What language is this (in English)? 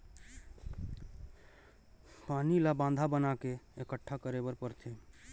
Chhattisgarhi